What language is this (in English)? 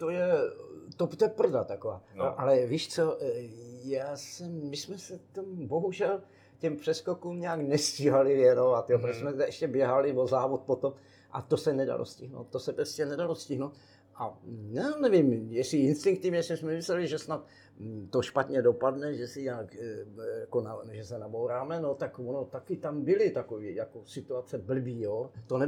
Czech